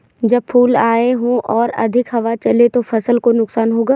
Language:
Hindi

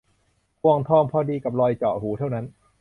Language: Thai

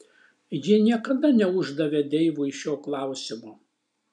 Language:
Lithuanian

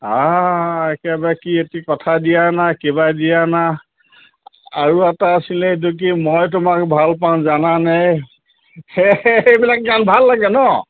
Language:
Assamese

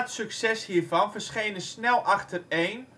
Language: Dutch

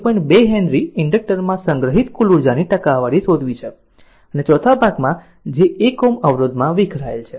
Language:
Gujarati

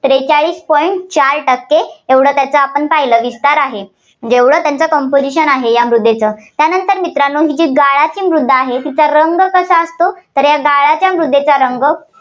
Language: Marathi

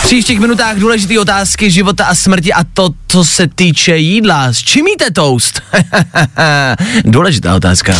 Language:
Czech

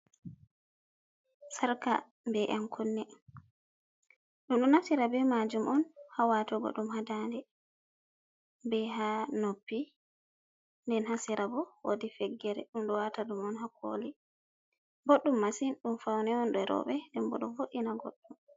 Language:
Fula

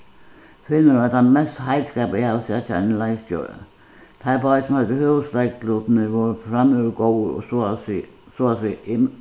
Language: Faroese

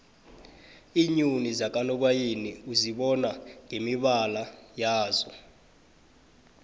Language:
South Ndebele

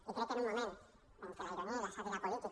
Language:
Catalan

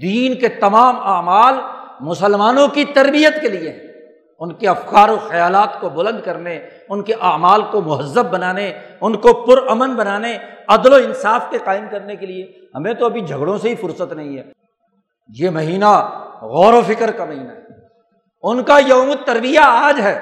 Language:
Urdu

